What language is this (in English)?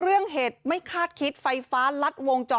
Thai